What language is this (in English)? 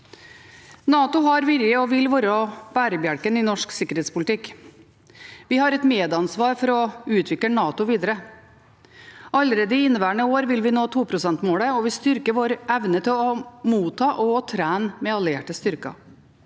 Norwegian